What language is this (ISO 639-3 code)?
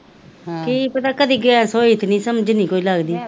pan